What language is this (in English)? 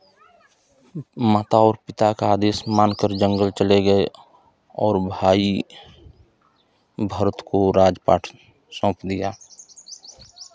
Hindi